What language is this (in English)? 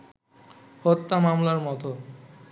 Bangla